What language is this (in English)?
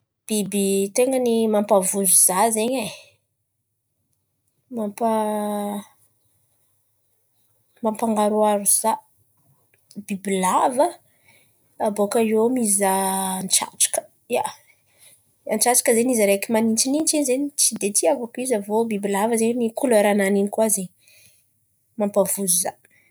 Antankarana Malagasy